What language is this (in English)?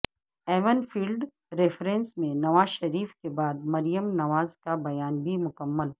Urdu